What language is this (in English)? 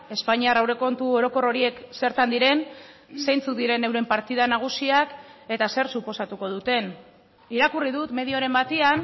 Basque